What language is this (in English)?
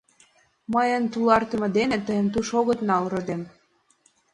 Mari